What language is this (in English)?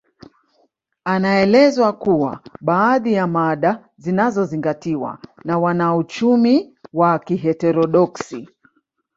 Swahili